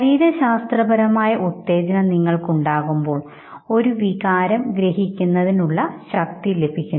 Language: Malayalam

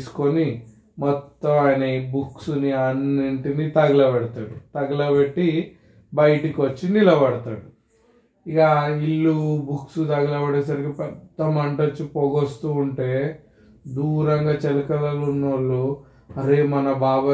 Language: Telugu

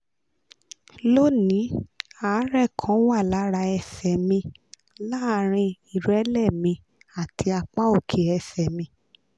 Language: Yoruba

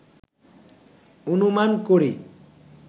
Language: Bangla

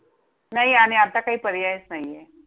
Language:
Marathi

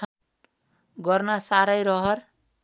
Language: Nepali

